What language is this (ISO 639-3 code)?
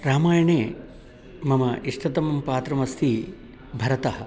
san